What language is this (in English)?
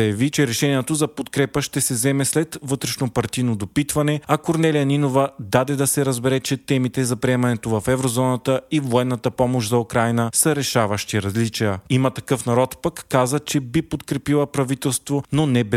Bulgarian